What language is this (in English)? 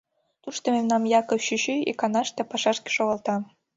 Mari